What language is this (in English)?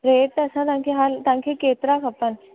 Sindhi